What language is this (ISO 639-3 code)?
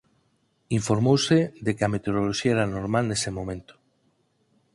glg